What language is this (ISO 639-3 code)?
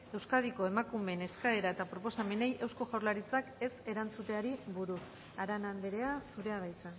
eus